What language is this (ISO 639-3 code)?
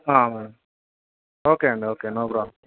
tel